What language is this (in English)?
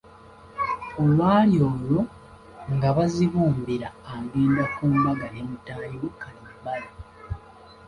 Ganda